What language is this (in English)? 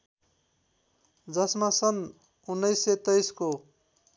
Nepali